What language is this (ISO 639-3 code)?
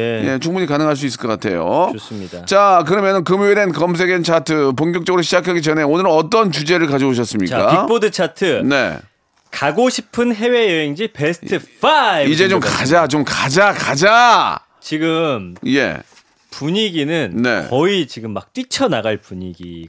kor